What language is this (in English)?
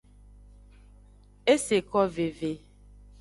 Aja (Benin)